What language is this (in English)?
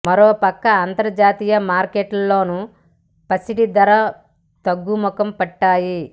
Telugu